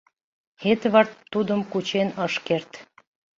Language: Mari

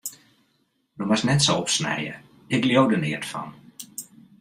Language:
Western Frisian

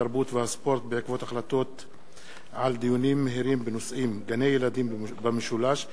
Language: Hebrew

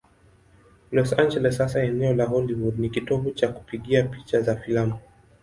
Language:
Swahili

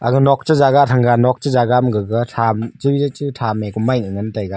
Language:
Wancho Naga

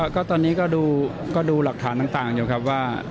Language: Thai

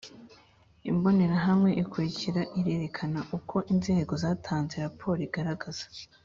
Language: Kinyarwanda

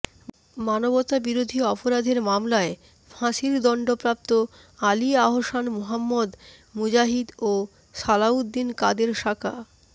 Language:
Bangla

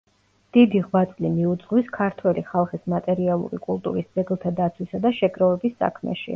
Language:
Georgian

